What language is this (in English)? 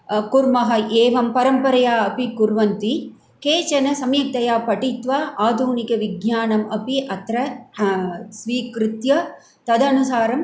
Sanskrit